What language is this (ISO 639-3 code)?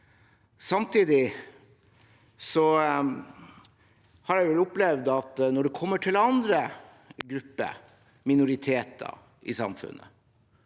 nor